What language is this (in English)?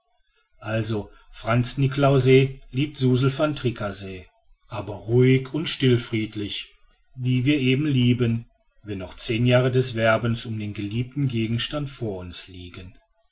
German